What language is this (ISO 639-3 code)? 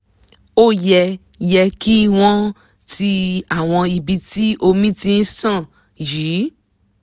yor